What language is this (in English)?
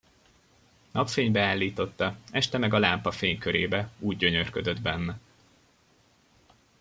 Hungarian